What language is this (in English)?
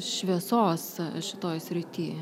Lithuanian